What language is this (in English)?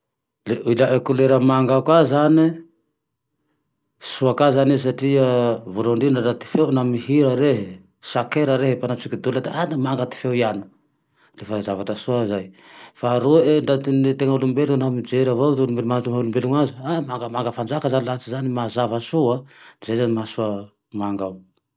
Tandroy-Mahafaly Malagasy